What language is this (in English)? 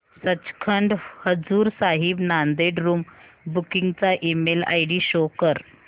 Marathi